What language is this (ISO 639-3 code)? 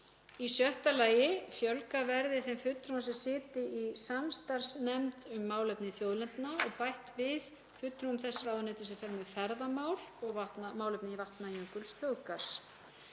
isl